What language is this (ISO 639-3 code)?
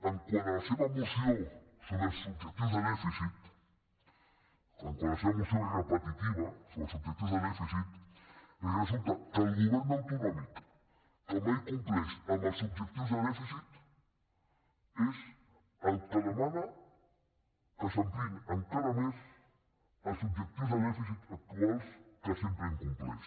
cat